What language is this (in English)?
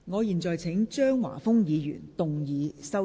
Cantonese